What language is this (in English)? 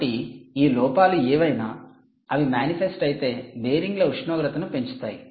Telugu